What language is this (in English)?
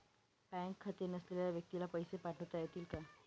Marathi